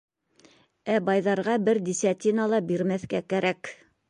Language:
Bashkir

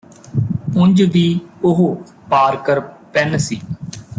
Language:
Punjabi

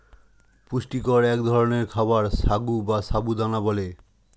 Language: Bangla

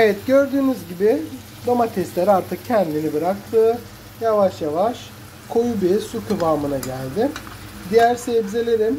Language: Turkish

